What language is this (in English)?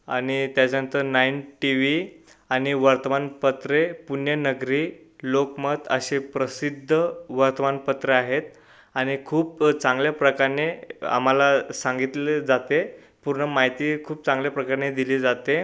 Marathi